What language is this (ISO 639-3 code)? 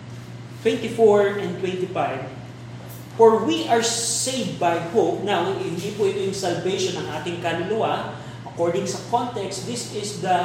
fil